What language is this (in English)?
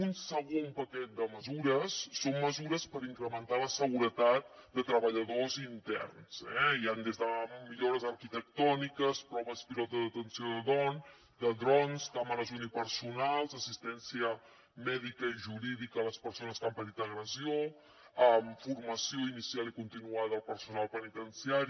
Catalan